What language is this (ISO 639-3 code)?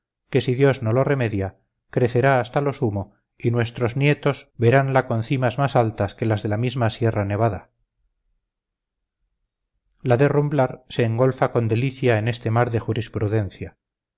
spa